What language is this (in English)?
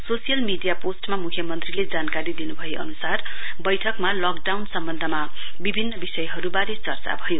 Nepali